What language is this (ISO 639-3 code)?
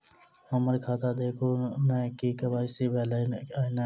mai